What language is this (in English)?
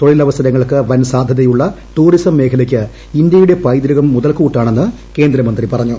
Malayalam